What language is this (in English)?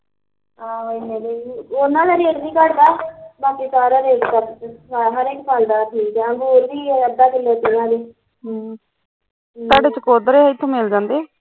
Punjabi